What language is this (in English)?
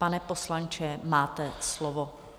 Czech